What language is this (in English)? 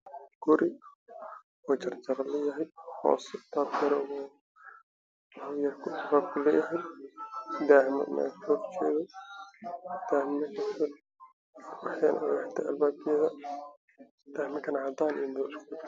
Somali